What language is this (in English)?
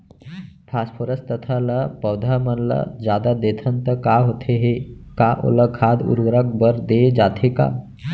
Chhattisgarhi